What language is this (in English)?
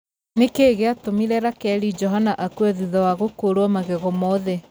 Kikuyu